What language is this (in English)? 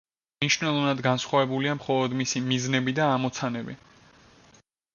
Georgian